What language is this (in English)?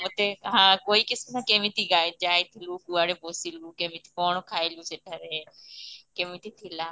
Odia